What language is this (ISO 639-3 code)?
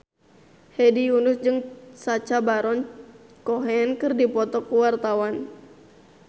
sun